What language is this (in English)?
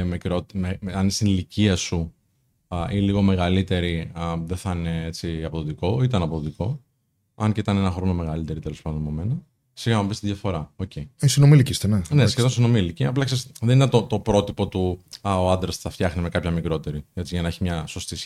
Greek